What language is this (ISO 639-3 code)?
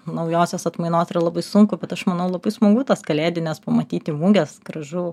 lit